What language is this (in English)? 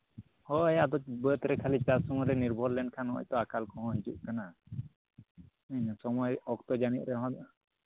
Santali